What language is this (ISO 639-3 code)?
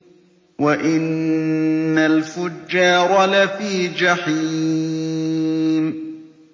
ara